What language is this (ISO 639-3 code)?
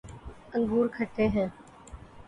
urd